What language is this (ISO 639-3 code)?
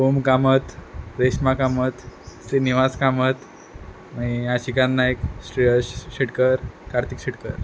kok